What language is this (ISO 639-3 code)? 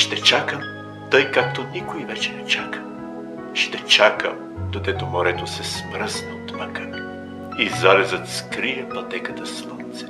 bul